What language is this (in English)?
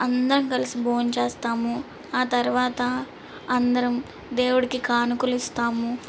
Telugu